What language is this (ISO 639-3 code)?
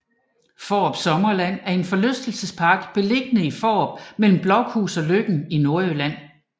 dan